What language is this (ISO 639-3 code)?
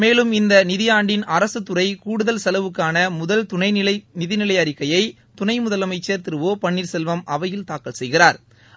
tam